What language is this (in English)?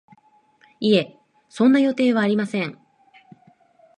Japanese